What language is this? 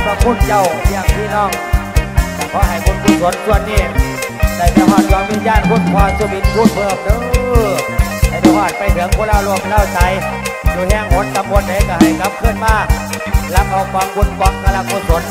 Thai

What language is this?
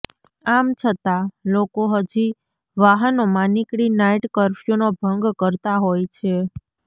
Gujarati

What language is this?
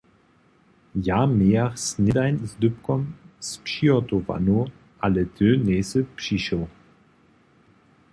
Upper Sorbian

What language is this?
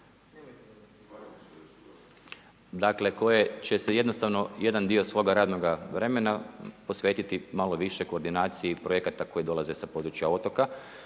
Croatian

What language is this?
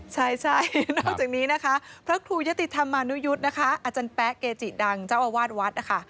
Thai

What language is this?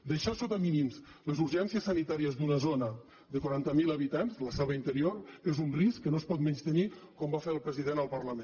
Catalan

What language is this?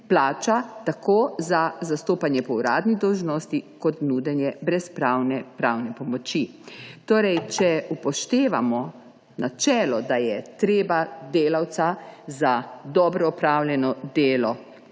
Slovenian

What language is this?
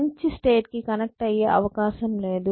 Telugu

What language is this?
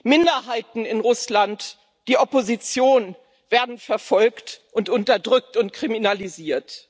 German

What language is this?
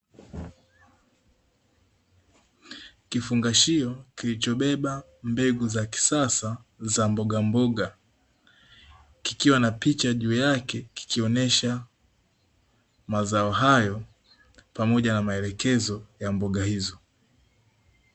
Swahili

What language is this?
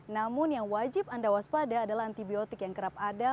Indonesian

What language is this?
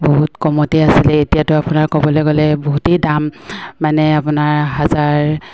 Assamese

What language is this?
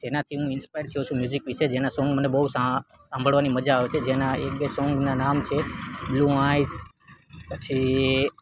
Gujarati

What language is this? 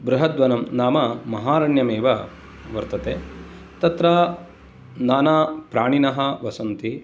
Sanskrit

